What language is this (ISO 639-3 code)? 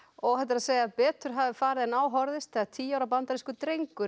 isl